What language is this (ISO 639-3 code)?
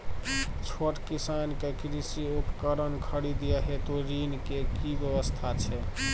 mai